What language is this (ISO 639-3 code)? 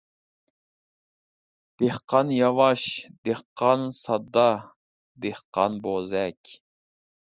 uig